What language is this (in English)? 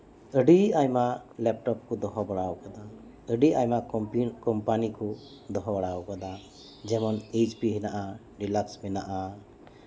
Santali